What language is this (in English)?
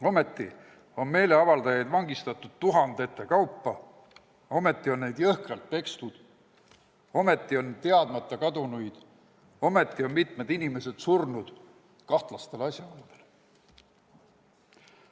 Estonian